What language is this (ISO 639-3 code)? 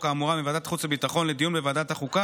heb